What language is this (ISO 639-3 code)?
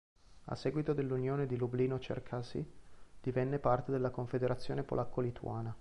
ita